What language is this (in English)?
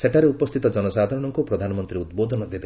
Odia